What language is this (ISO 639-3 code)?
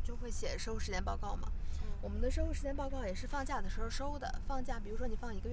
zho